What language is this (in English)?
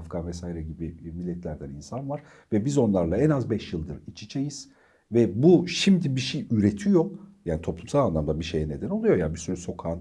Turkish